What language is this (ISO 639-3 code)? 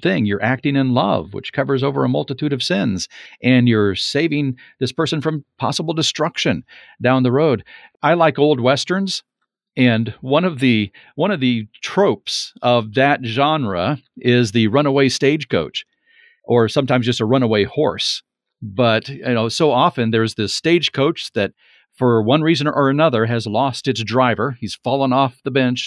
eng